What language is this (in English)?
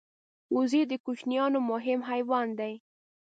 Pashto